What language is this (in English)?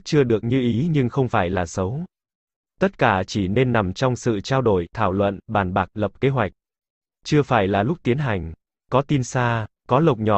Vietnamese